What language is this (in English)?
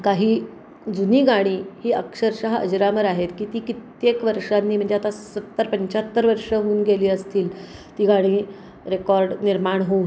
Marathi